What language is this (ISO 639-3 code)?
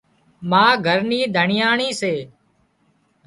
kxp